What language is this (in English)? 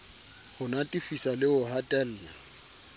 Southern Sotho